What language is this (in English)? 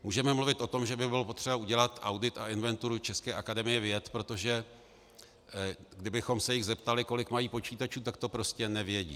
Czech